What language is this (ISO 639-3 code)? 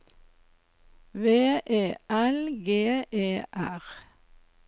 nor